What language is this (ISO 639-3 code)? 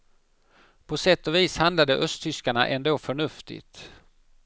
swe